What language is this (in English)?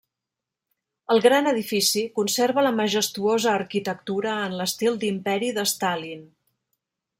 Catalan